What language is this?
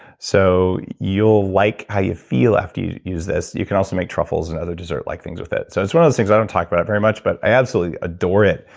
English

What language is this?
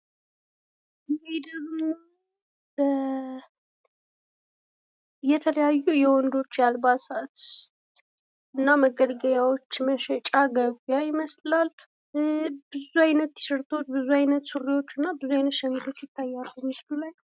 Amharic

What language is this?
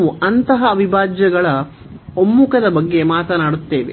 Kannada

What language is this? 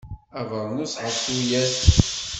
Kabyle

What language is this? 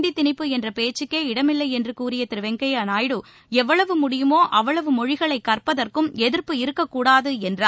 Tamil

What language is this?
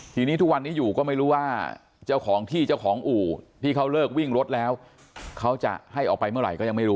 Thai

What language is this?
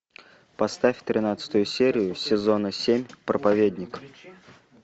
Russian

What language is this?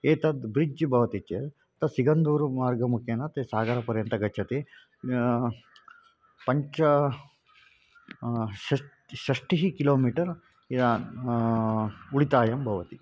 Sanskrit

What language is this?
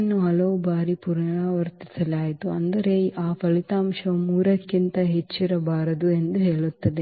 Kannada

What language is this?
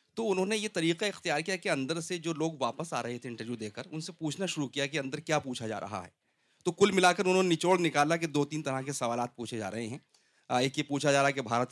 Urdu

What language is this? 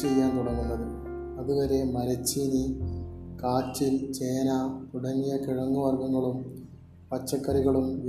Malayalam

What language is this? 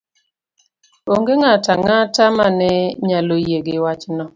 Luo (Kenya and Tanzania)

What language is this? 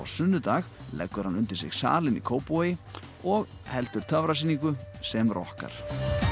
Icelandic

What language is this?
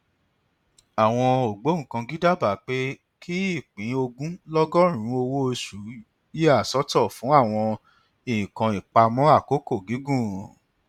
Yoruba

